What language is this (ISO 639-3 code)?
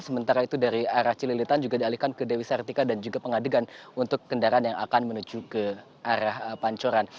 ind